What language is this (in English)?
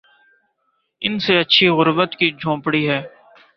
Urdu